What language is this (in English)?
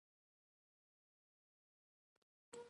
Pashto